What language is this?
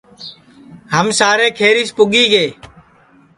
Sansi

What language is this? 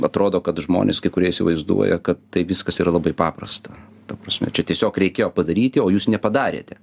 Lithuanian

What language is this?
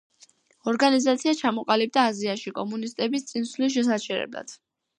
Georgian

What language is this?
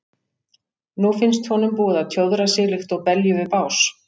Icelandic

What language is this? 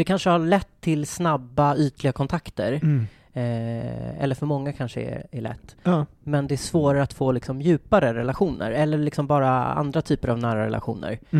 Swedish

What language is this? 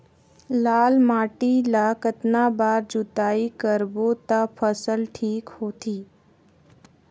Chhattisgarhi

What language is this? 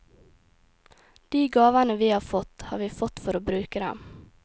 Norwegian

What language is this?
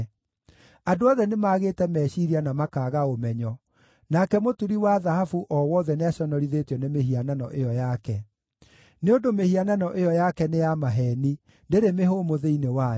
Kikuyu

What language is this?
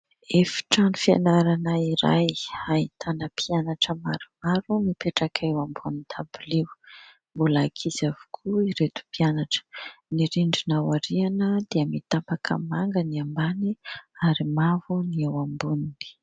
Malagasy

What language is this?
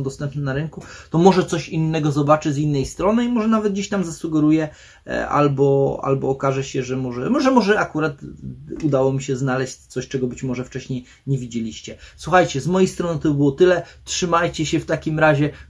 Polish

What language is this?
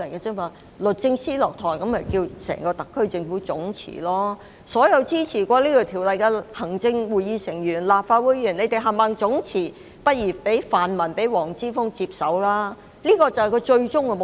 Cantonese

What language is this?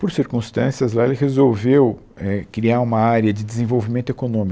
Portuguese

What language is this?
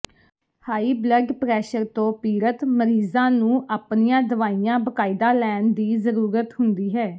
Punjabi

